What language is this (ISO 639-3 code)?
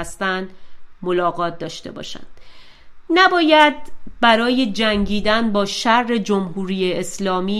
fas